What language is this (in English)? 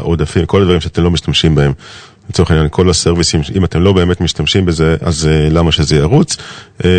Hebrew